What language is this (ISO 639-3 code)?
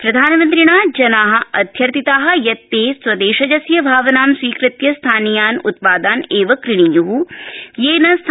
san